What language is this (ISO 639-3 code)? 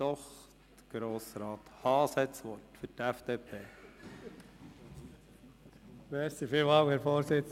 gsw